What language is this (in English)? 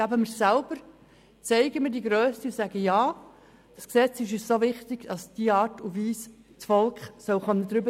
Swiss German